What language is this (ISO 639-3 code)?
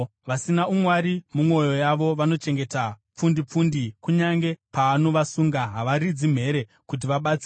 sna